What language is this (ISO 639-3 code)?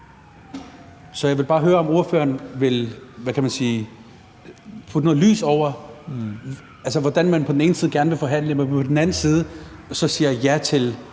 dan